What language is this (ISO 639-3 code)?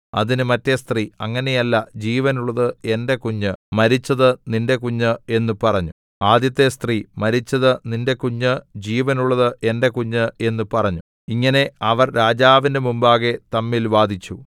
mal